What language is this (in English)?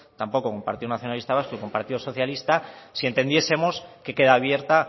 Spanish